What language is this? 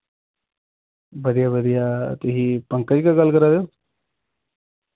Dogri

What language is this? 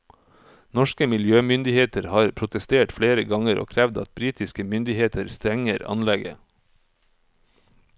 Norwegian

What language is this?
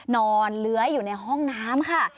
Thai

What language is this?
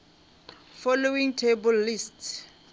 Northern Sotho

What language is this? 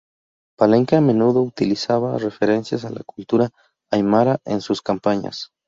Spanish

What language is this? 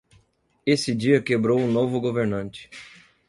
Portuguese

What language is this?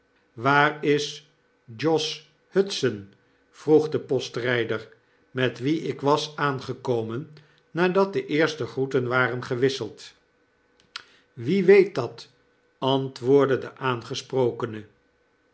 Dutch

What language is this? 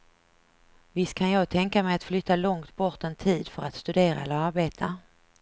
Swedish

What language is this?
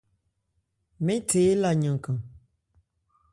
Ebrié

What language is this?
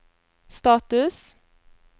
Norwegian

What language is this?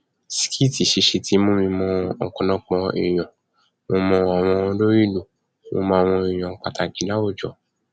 Yoruba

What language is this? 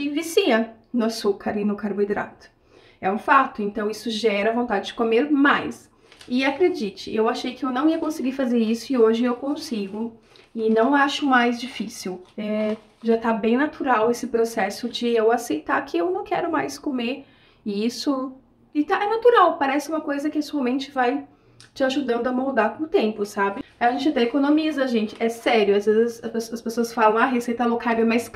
Portuguese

